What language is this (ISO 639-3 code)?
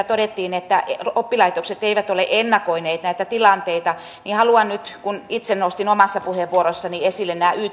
fin